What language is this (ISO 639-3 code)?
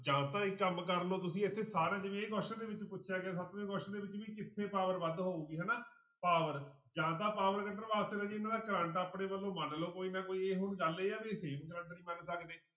pan